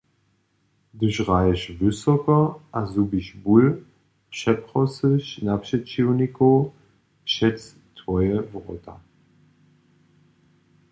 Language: Upper Sorbian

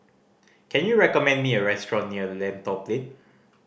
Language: English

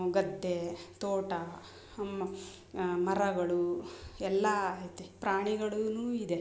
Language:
Kannada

